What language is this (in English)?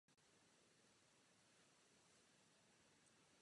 Czech